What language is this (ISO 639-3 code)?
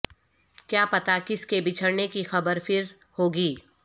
urd